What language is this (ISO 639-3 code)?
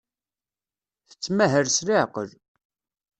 kab